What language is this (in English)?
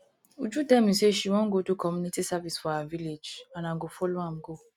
Nigerian Pidgin